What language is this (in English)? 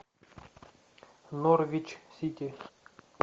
Russian